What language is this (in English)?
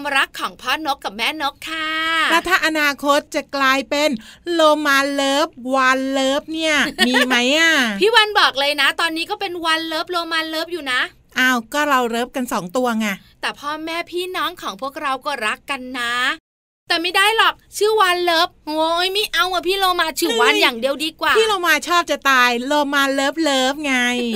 Thai